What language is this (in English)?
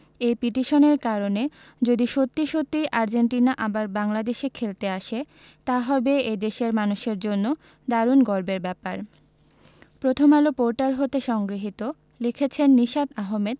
Bangla